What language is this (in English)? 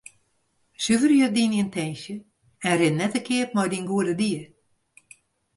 Western Frisian